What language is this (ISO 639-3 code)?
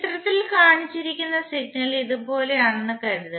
mal